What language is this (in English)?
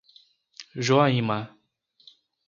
Portuguese